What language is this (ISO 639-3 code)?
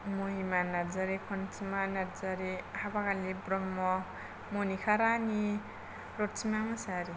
brx